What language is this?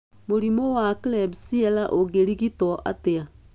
Kikuyu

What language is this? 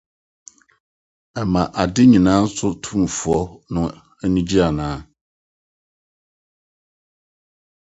Akan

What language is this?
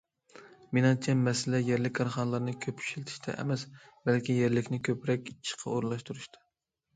Uyghur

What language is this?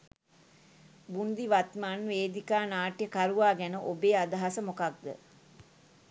Sinhala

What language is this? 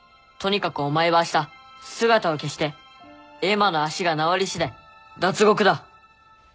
Japanese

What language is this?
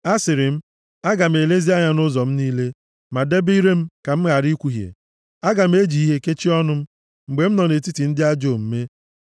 Igbo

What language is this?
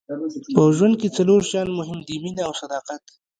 Pashto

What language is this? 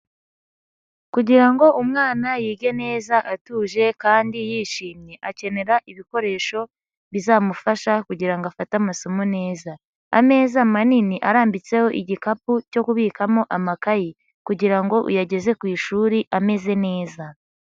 Kinyarwanda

